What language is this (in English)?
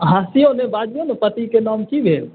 Maithili